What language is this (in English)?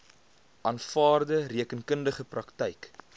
Afrikaans